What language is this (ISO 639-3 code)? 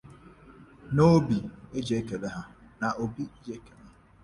ibo